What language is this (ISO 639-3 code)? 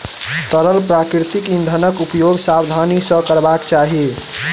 mai